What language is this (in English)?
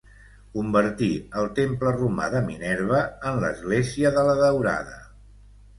Catalan